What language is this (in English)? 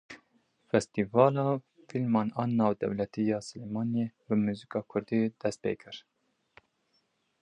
Kurdish